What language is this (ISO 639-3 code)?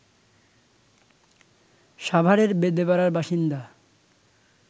ben